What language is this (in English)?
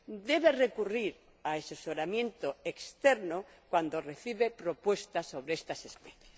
Spanish